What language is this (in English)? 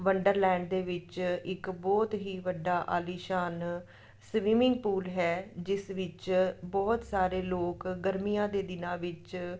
Punjabi